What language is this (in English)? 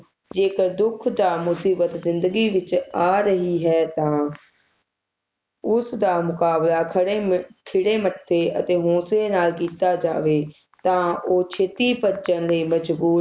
Punjabi